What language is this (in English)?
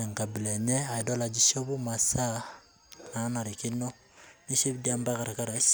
Masai